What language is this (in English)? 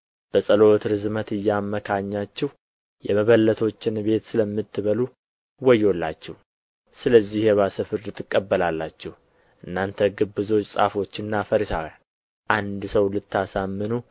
Amharic